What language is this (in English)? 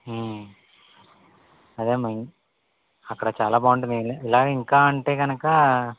Telugu